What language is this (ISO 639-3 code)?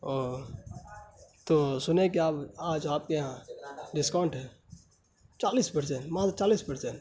urd